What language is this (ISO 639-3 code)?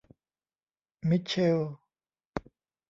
tha